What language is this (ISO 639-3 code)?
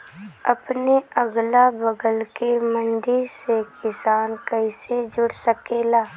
bho